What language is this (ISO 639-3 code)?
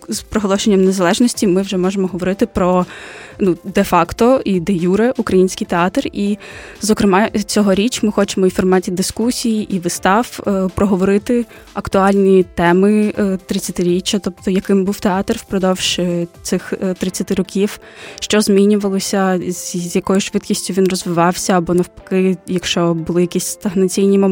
ukr